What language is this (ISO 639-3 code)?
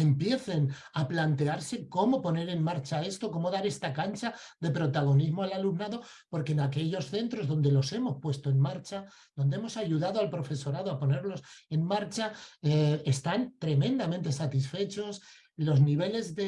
spa